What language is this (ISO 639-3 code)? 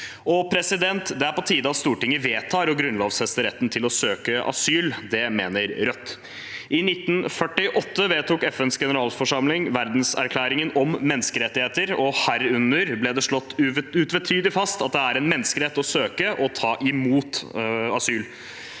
nor